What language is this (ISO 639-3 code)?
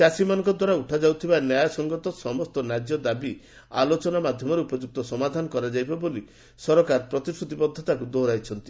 ori